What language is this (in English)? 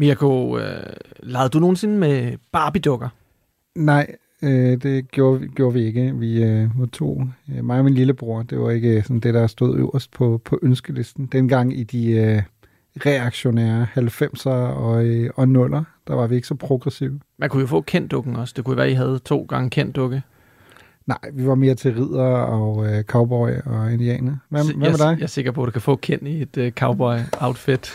Danish